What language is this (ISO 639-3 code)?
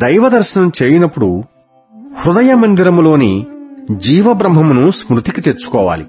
tel